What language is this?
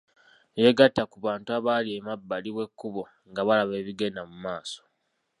Ganda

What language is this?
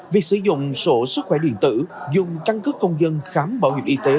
Vietnamese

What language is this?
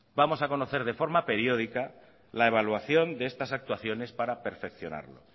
Spanish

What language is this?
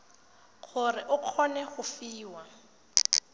Tswana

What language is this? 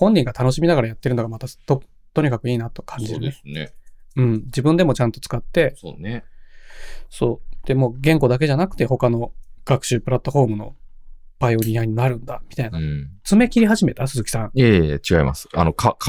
Japanese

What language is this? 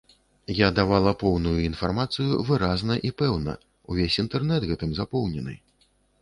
Belarusian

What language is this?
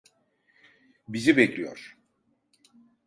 Turkish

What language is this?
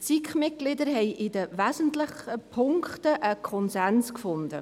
Swiss German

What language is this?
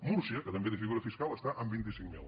Catalan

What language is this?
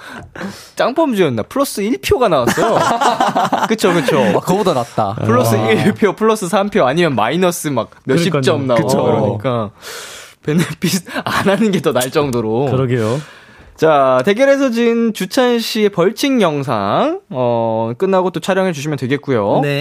Korean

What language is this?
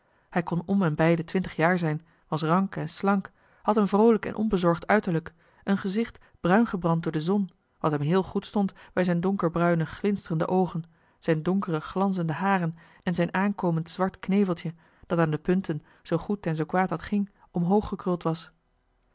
Dutch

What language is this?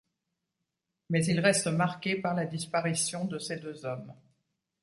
French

